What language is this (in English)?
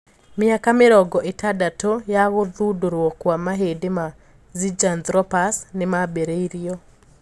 Kikuyu